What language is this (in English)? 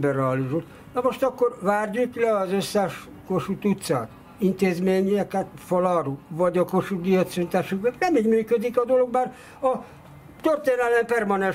Hungarian